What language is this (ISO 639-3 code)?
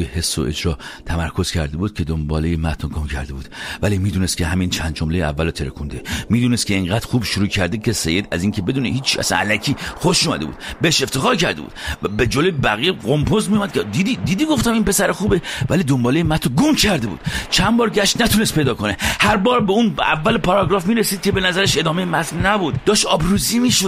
fas